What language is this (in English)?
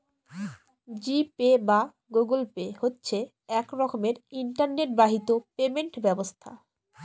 Bangla